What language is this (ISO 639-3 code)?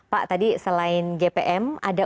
ind